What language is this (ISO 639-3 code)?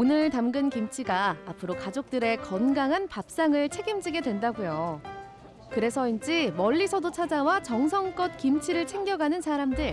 kor